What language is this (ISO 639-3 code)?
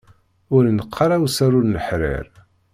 kab